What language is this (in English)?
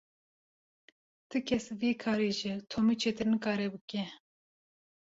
Kurdish